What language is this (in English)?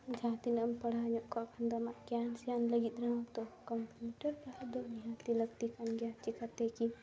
Santali